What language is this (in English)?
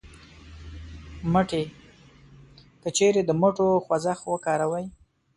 Pashto